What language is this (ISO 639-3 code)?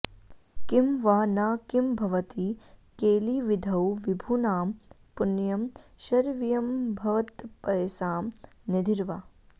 san